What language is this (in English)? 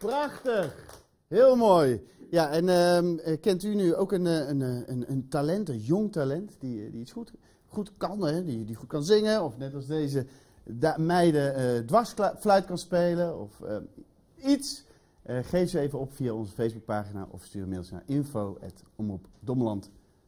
Dutch